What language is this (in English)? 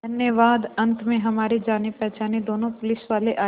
Hindi